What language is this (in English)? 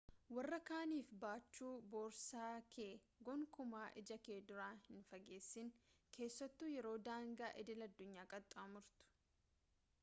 Oromo